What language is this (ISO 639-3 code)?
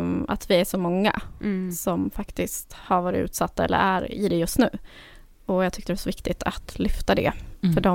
swe